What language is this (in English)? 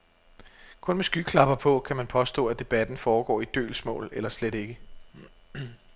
Danish